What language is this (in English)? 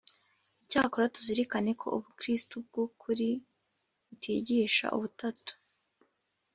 Kinyarwanda